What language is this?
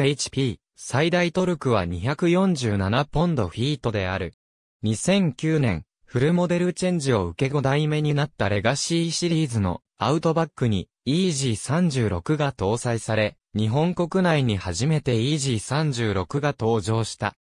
Japanese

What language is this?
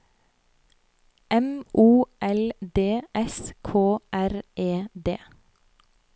Norwegian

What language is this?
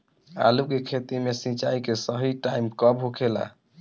Bhojpuri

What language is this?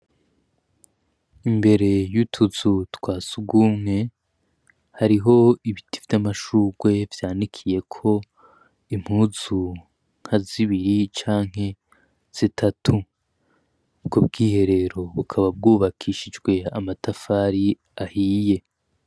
Rundi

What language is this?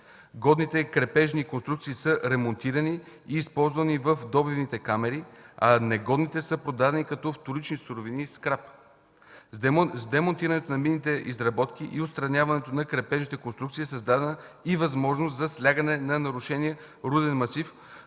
Bulgarian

